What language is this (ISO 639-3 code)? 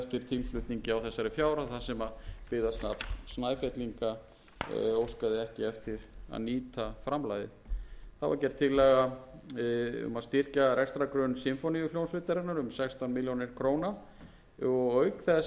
isl